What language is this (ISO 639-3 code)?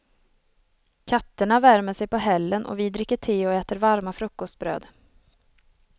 swe